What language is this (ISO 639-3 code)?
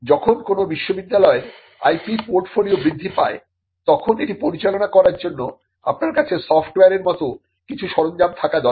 ben